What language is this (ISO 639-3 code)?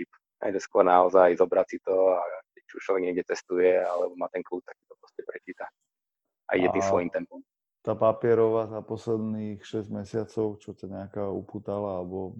slk